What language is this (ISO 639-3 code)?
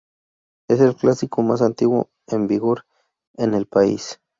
spa